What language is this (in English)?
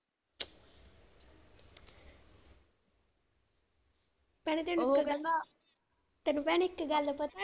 Punjabi